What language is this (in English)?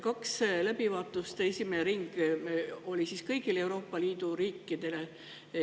Estonian